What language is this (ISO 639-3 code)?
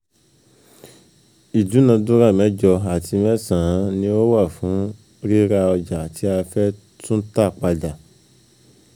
yor